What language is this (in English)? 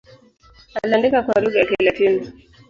Swahili